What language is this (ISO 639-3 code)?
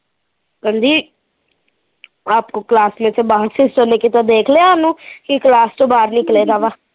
pan